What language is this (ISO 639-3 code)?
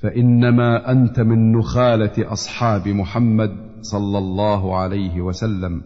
ara